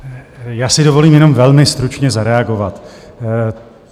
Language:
Czech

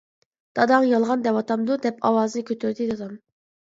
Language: Uyghur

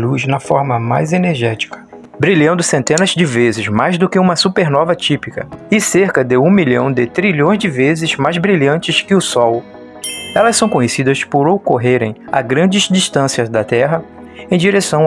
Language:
Portuguese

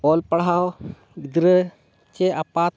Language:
Santali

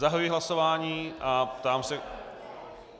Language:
Czech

